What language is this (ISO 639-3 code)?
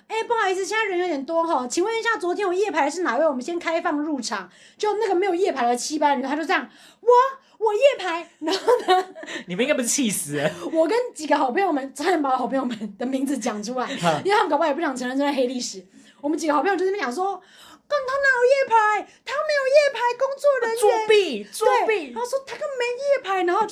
zho